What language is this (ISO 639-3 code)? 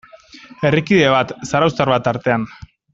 eus